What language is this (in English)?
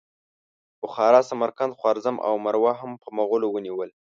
Pashto